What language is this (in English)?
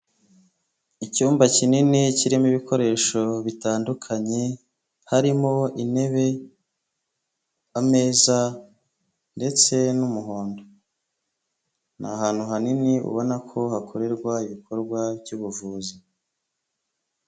Kinyarwanda